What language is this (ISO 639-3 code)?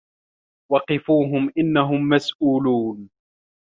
ara